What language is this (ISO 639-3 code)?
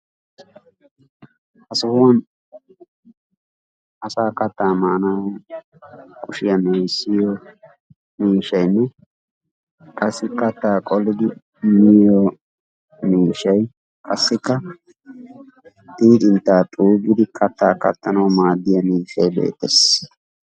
wal